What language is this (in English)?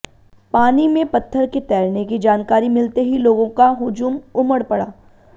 Hindi